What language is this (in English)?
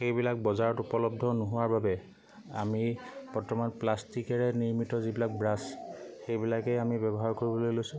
Assamese